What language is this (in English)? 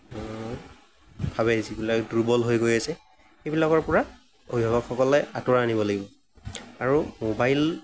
Assamese